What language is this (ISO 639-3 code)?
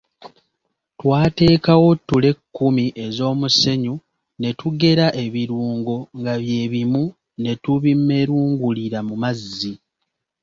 lug